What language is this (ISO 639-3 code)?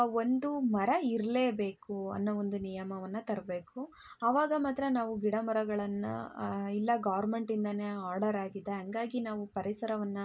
kan